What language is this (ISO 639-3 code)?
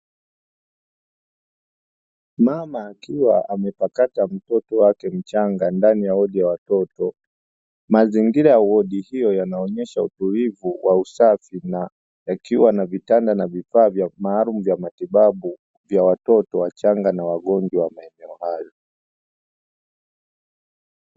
swa